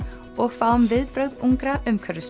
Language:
Icelandic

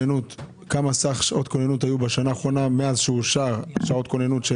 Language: Hebrew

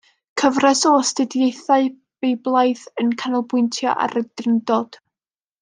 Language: Welsh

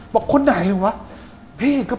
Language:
Thai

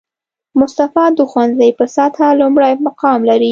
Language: Pashto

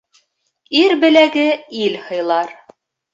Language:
Bashkir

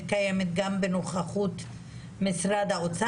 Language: Hebrew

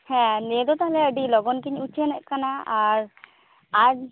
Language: Santali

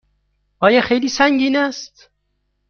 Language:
Persian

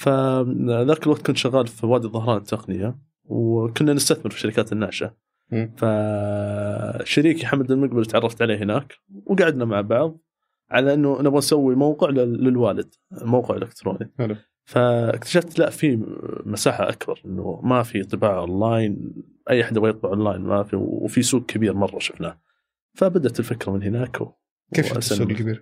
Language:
Arabic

